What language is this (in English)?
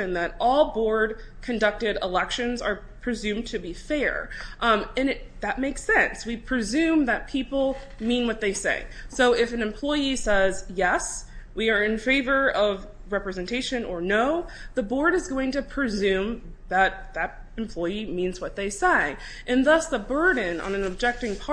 English